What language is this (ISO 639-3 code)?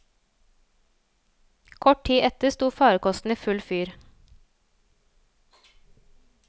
nor